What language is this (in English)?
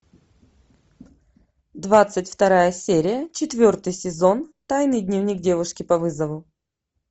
Russian